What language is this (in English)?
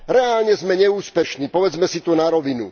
Slovak